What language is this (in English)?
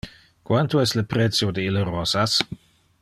Interlingua